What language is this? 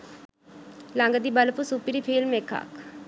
Sinhala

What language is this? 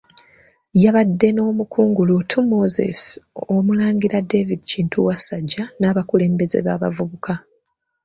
Ganda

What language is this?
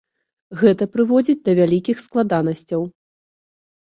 Belarusian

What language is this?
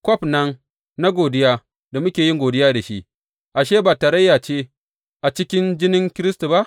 Hausa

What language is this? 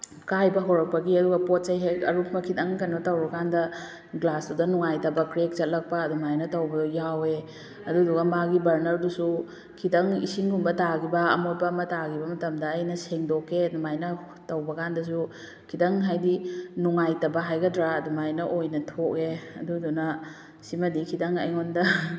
Manipuri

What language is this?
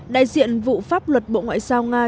Vietnamese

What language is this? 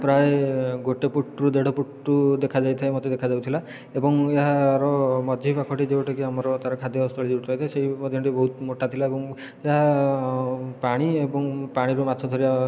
Odia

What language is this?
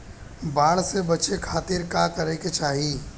Bhojpuri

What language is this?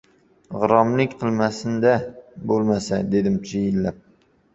Uzbek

